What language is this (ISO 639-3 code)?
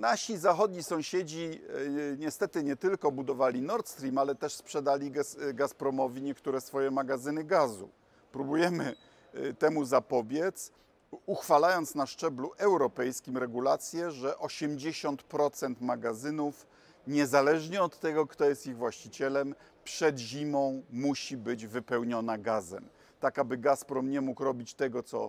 pol